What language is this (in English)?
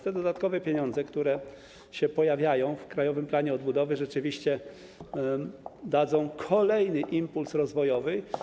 Polish